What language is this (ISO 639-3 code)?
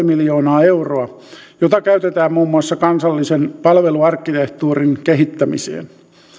fin